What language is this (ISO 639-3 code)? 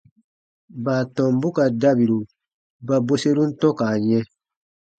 bba